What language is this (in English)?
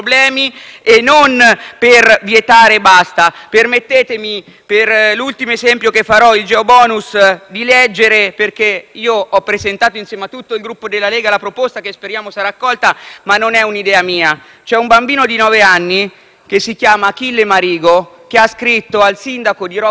Italian